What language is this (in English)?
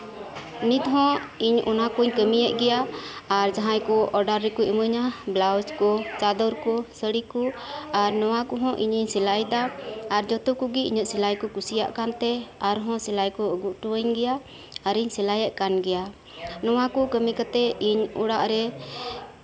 Santali